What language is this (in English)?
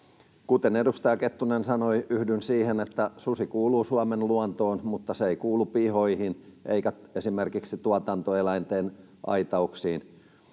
Finnish